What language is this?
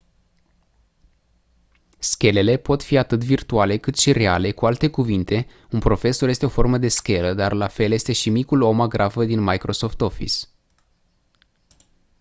Romanian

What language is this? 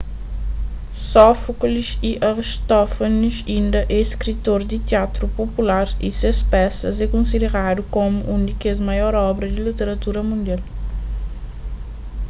Kabuverdianu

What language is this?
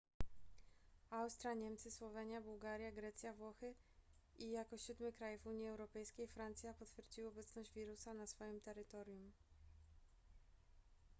Polish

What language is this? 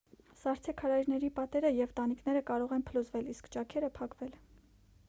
Armenian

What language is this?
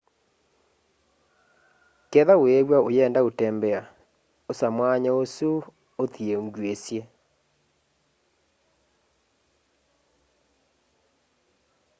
Kamba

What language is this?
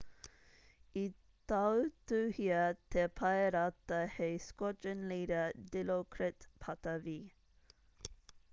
Māori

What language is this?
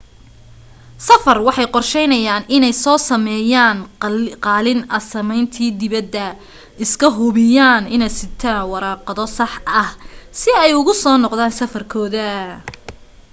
Somali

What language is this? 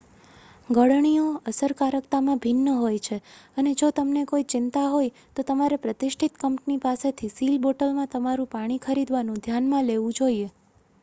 Gujarati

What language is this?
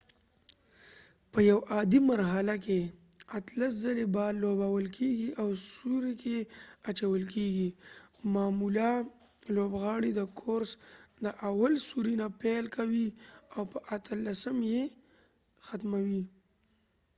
Pashto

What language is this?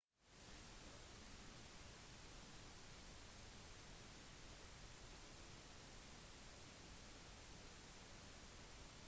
Norwegian Bokmål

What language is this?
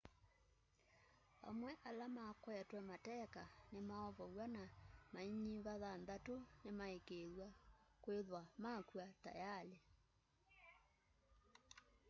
Kamba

